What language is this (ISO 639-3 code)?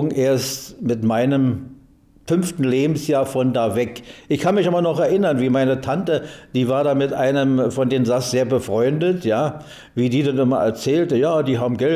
deu